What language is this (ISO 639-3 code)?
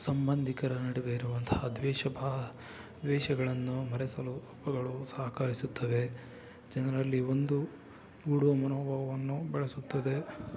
kan